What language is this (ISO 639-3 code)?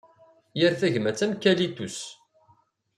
kab